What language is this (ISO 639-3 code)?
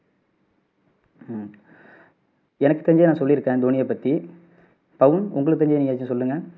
tam